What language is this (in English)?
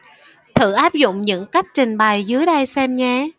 Vietnamese